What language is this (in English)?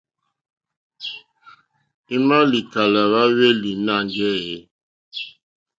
Mokpwe